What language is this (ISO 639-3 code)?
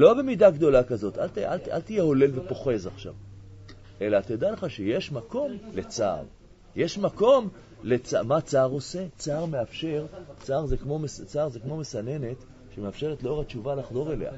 heb